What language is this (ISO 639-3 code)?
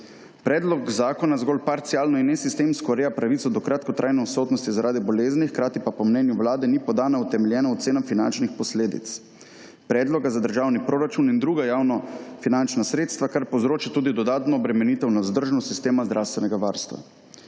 slv